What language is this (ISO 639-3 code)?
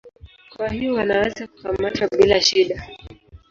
swa